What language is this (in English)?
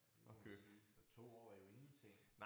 Danish